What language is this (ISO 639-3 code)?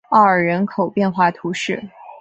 zho